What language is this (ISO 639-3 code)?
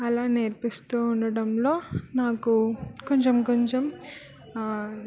tel